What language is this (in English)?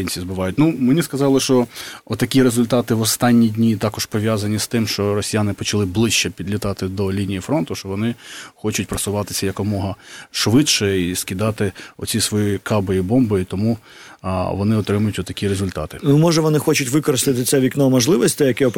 Ukrainian